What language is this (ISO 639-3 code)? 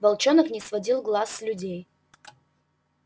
rus